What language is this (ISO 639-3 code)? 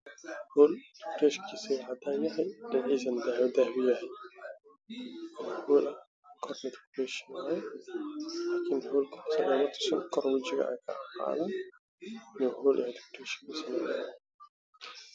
som